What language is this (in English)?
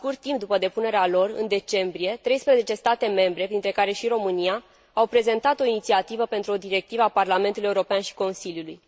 Romanian